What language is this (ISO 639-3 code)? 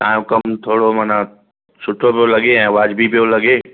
snd